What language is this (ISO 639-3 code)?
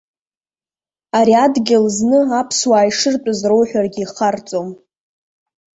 abk